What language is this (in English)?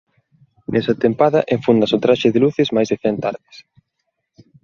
Galician